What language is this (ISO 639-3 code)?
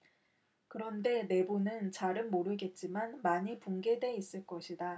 kor